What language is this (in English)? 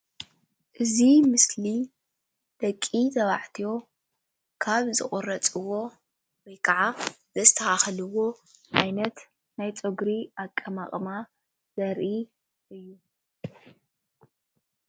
Tigrinya